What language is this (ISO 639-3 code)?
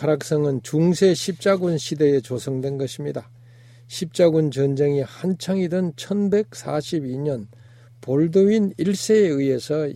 kor